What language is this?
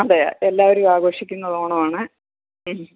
Malayalam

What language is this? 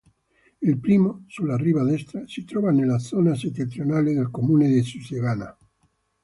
Italian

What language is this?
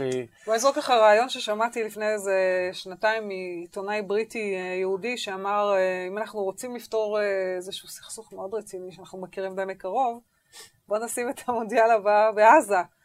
Hebrew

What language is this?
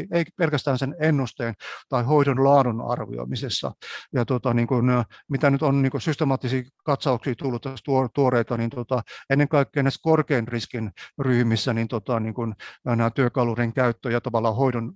Finnish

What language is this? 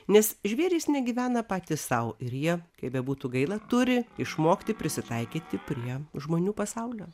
Lithuanian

